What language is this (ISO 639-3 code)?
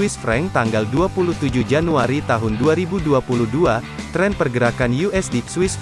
ind